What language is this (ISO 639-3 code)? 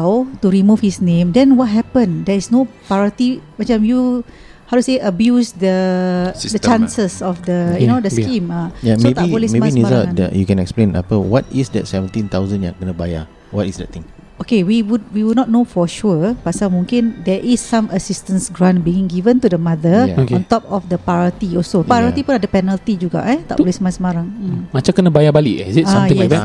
msa